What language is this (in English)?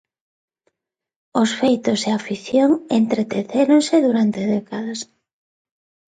Galician